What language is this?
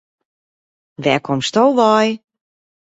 Western Frisian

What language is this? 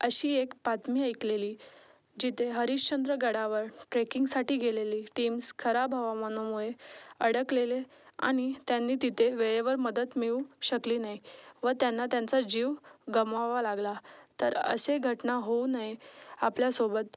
Marathi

